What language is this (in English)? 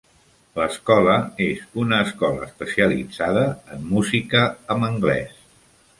Catalan